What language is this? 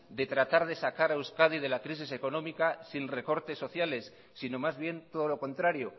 Spanish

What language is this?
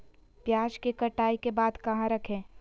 Magahi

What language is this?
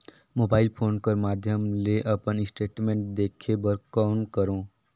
Chhattisgarhi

